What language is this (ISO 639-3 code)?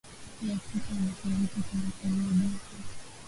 swa